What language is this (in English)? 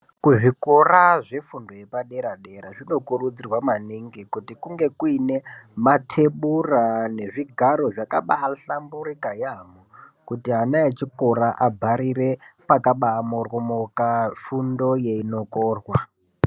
Ndau